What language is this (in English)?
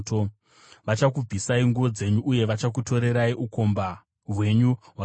Shona